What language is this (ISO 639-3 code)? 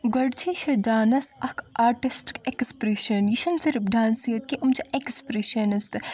kas